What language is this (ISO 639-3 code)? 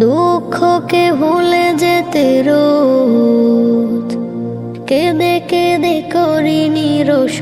ben